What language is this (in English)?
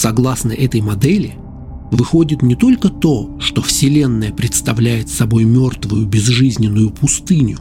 Russian